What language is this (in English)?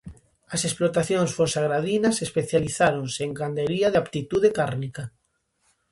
Galician